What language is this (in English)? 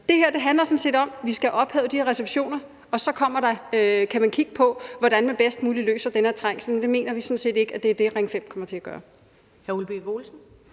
Danish